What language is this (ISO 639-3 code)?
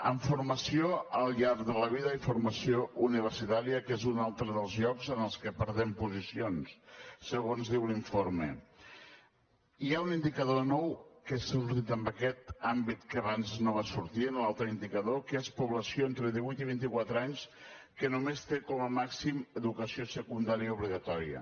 cat